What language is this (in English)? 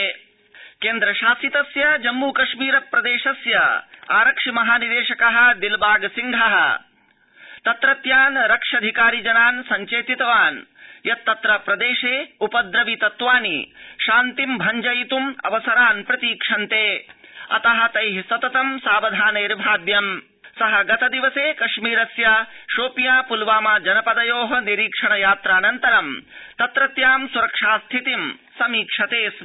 Sanskrit